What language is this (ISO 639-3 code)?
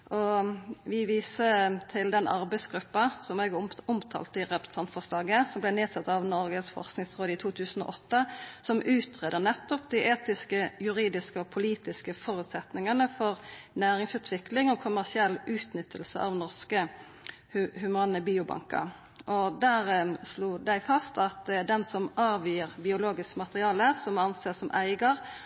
nno